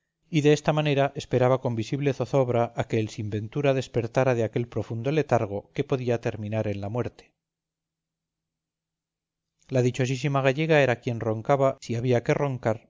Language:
Spanish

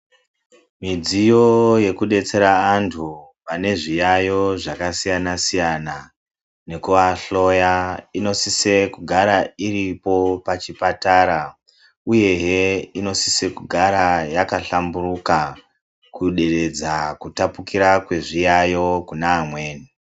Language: Ndau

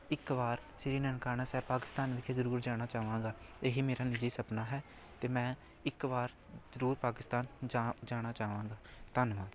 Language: Punjabi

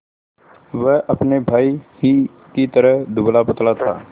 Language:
Hindi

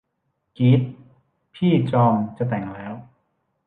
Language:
Thai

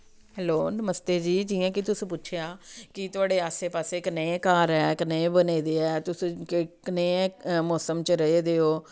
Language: Dogri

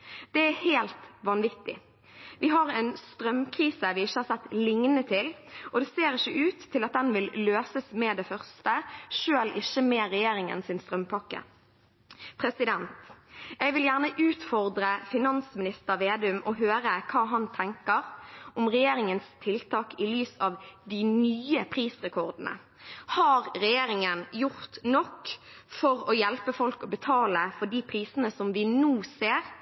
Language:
Norwegian Bokmål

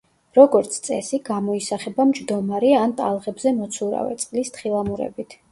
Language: Georgian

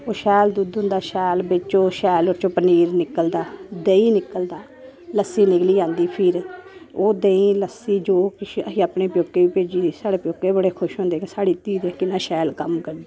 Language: Dogri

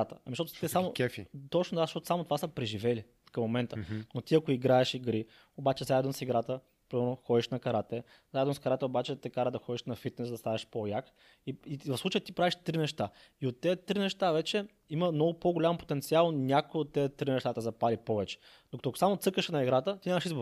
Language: Bulgarian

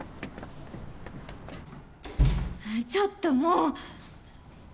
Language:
Japanese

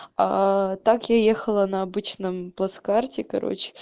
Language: Russian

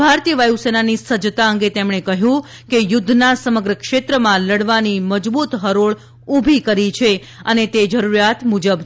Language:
Gujarati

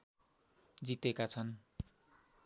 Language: Nepali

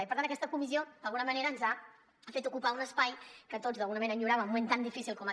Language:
Catalan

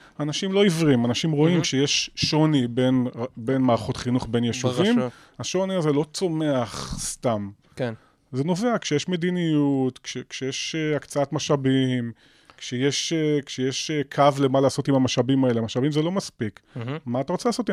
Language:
Hebrew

